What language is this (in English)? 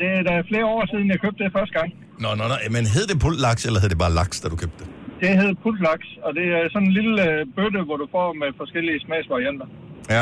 Danish